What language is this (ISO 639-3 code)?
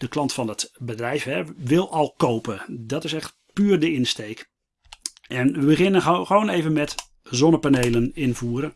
nld